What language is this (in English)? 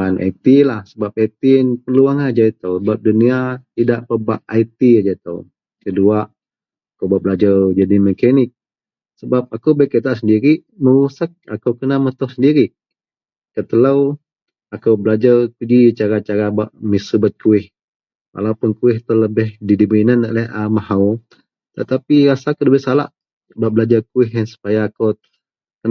Central Melanau